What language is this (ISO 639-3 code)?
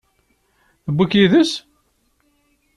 kab